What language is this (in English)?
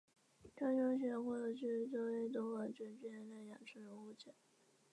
Chinese